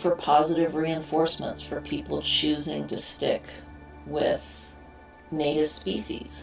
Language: English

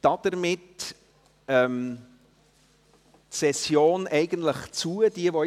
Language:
Swiss German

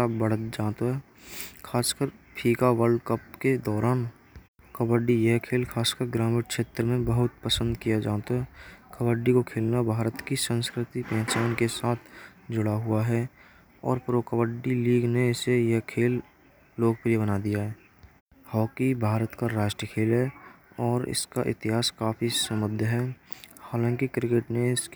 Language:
Braj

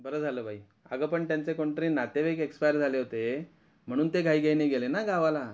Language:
Marathi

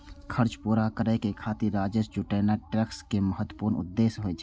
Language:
Maithili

